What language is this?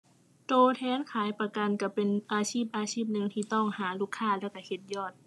Thai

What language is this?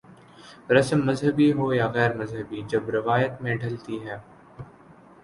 Urdu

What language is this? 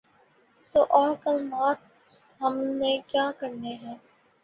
Urdu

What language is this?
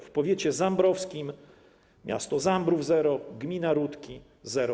Polish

